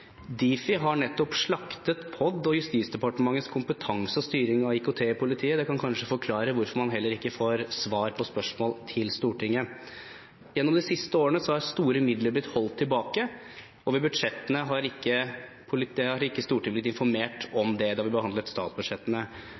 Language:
Norwegian Bokmål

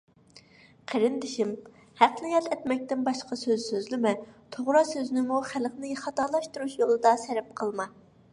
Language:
Uyghur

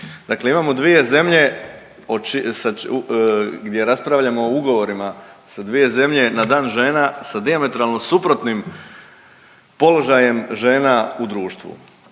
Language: Croatian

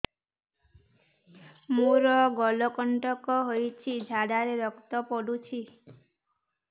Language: Odia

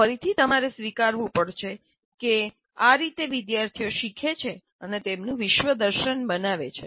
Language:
Gujarati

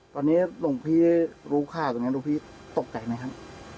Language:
Thai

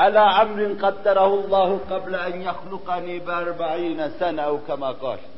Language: Turkish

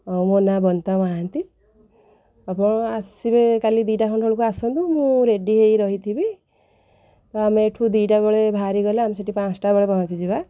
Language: Odia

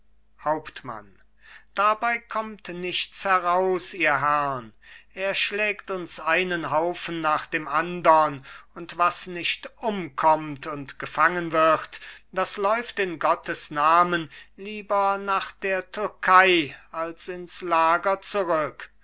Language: German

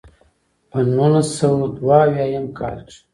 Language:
Pashto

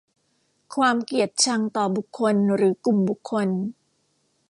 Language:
Thai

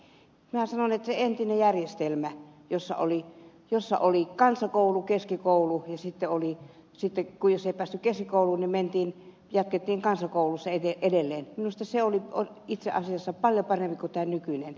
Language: Finnish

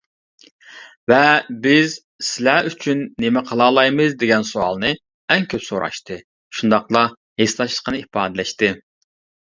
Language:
Uyghur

